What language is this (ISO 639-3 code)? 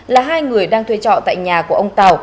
vie